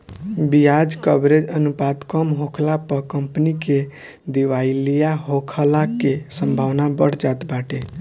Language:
Bhojpuri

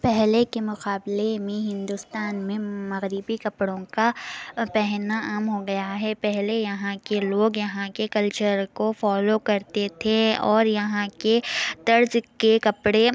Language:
Urdu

